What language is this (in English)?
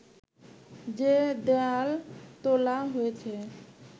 Bangla